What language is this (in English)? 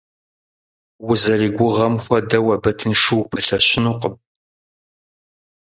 Kabardian